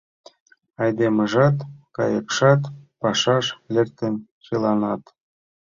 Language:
Mari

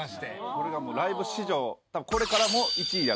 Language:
Japanese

